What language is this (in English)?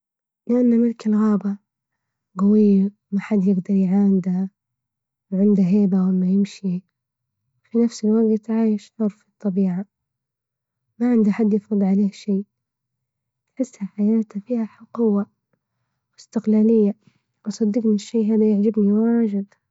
Libyan Arabic